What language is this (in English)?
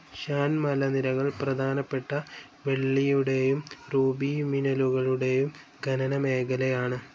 Malayalam